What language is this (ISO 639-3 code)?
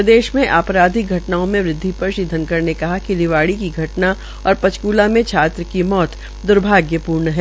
hin